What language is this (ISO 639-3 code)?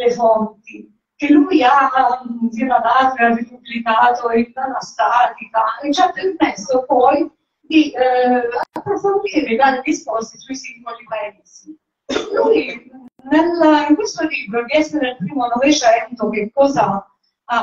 ita